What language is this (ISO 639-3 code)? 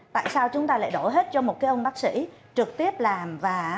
vie